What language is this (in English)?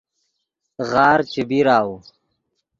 Yidgha